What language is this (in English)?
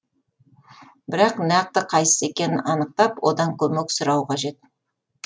Kazakh